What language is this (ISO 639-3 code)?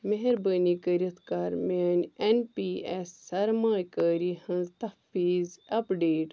kas